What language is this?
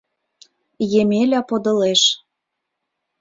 Mari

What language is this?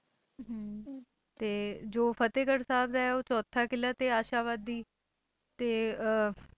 Punjabi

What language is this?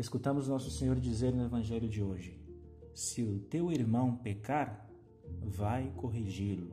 Portuguese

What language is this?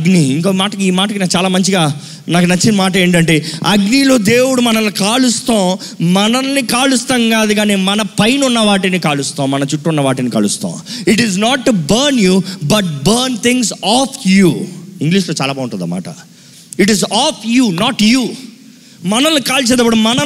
Telugu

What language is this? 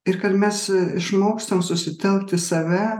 Lithuanian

